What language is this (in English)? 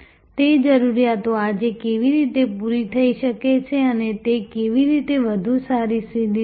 Gujarati